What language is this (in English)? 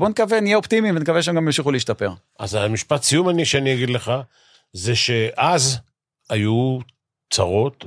Hebrew